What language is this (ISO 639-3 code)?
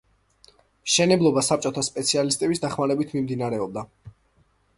kat